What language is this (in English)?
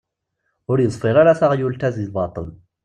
Kabyle